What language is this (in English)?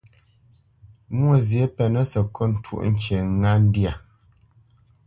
Bamenyam